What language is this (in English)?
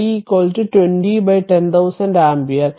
Malayalam